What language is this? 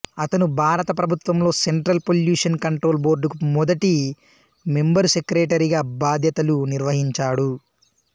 Telugu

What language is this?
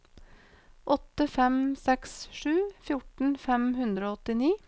Norwegian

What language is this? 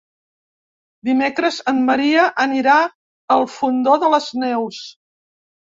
Catalan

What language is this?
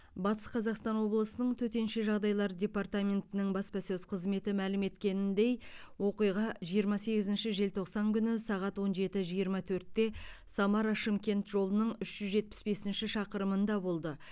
Kazakh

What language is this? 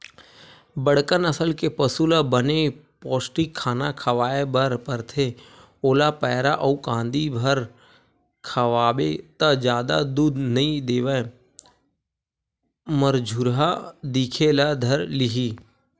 Chhattisgarhi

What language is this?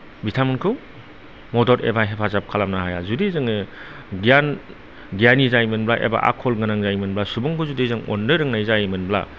Bodo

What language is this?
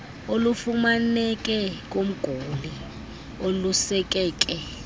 Xhosa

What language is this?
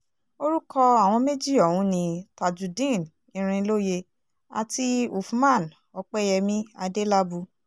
Yoruba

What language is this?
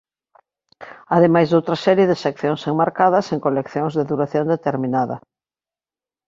Galician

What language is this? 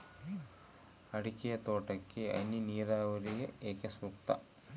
Kannada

